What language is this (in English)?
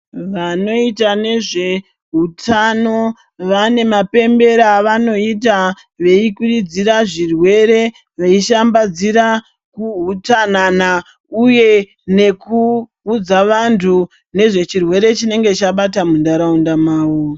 Ndau